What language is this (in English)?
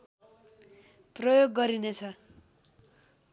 Nepali